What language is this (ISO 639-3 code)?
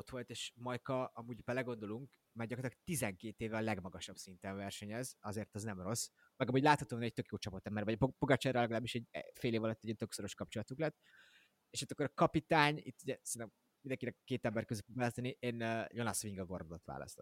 hun